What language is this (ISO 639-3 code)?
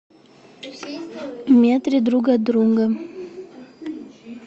rus